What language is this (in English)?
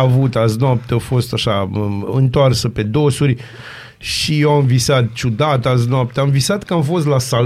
Romanian